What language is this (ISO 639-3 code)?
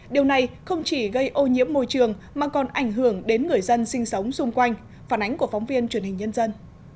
vie